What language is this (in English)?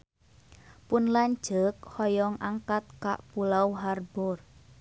Sundanese